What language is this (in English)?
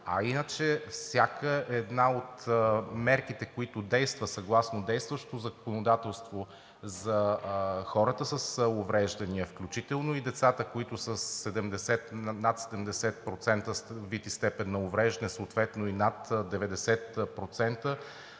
Bulgarian